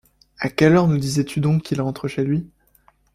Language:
French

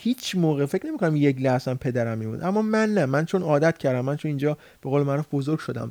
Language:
Persian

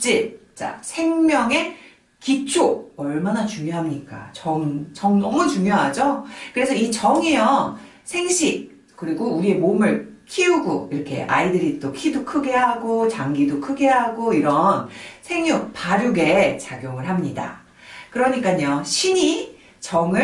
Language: Korean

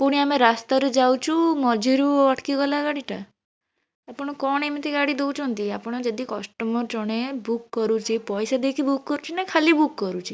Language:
Odia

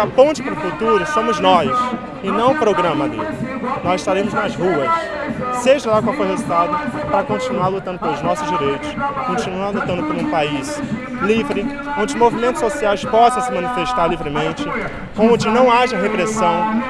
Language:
Portuguese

